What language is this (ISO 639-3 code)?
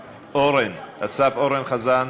heb